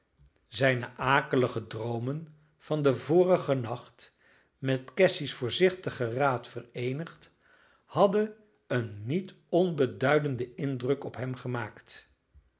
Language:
Dutch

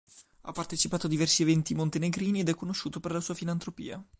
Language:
Italian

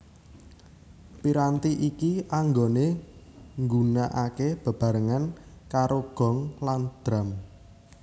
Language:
Javanese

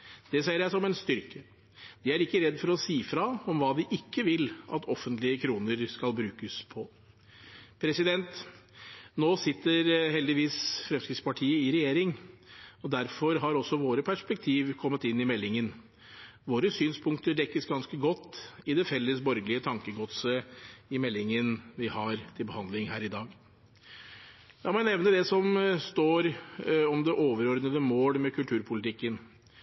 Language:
Norwegian Bokmål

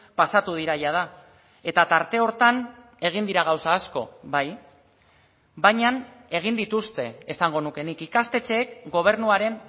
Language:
Basque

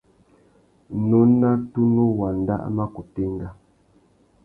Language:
Tuki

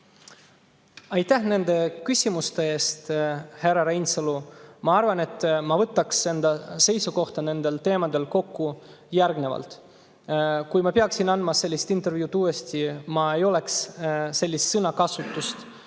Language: Estonian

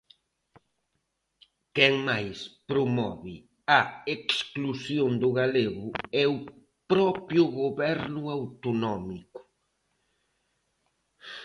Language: Galician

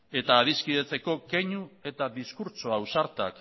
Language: Basque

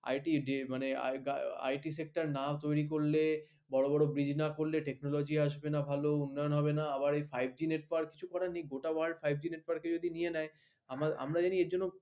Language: Bangla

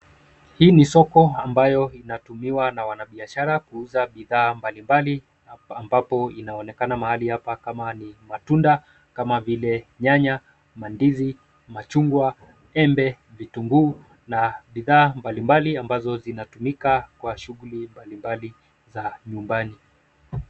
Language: Swahili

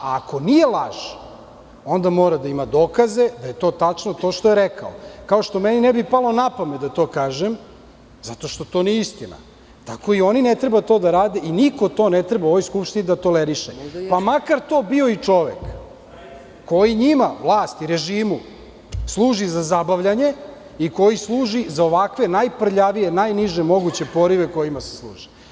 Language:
Serbian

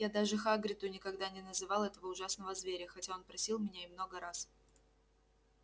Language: Russian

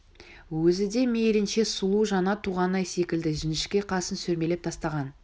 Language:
Kazakh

